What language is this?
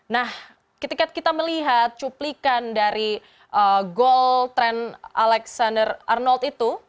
Indonesian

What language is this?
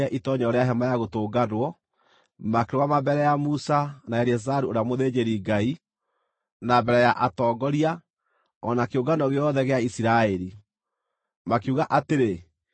Kikuyu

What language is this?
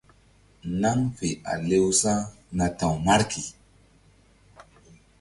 Mbum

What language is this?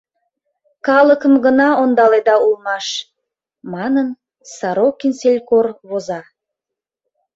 Mari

